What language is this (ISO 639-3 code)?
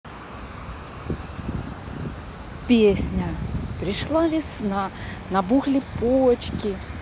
rus